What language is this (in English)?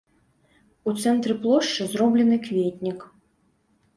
Belarusian